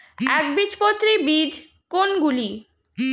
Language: Bangla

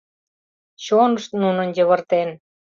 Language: Mari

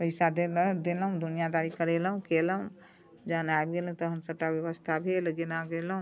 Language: Maithili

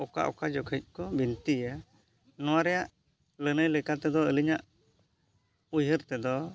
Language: Santali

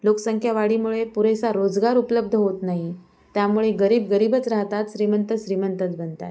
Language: Marathi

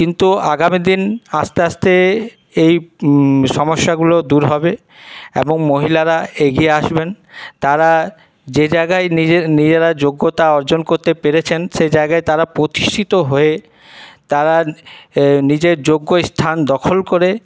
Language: Bangla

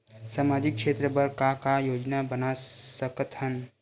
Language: Chhattisgarhi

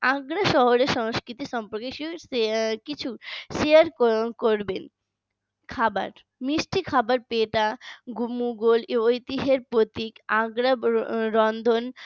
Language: Bangla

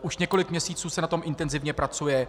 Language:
Czech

